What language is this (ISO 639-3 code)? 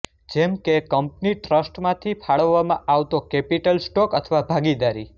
guj